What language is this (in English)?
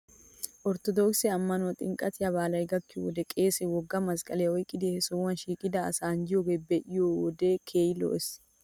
Wolaytta